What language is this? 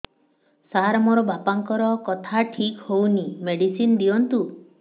Odia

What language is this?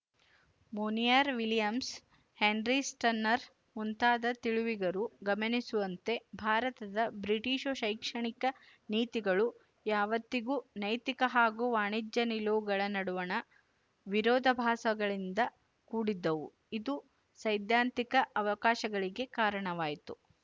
Kannada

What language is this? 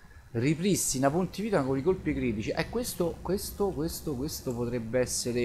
Italian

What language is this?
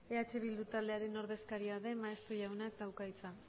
Basque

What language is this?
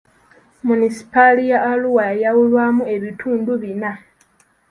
Ganda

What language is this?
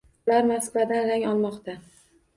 Uzbek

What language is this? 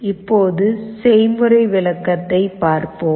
Tamil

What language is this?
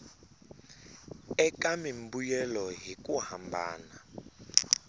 Tsonga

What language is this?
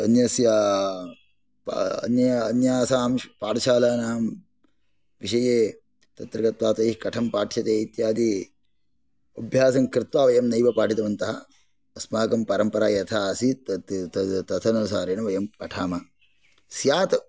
Sanskrit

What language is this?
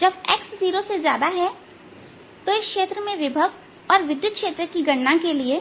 Hindi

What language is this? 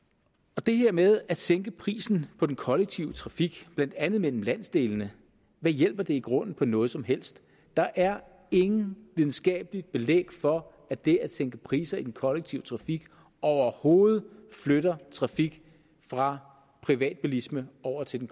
Danish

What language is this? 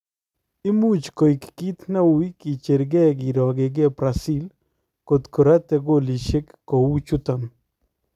Kalenjin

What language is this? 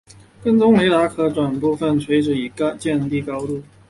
Chinese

